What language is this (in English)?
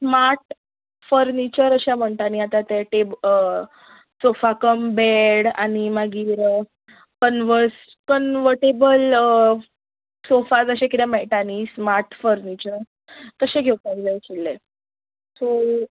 Konkani